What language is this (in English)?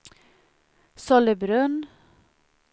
Swedish